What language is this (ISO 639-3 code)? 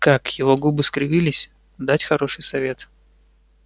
rus